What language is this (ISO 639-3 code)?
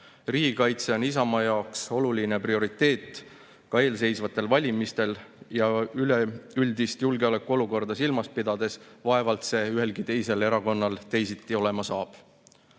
est